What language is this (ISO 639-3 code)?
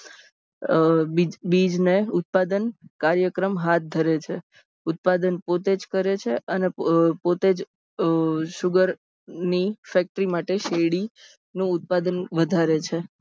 guj